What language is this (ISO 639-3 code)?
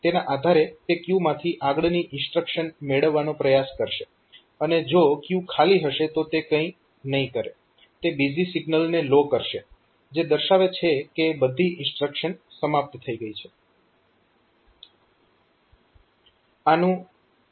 guj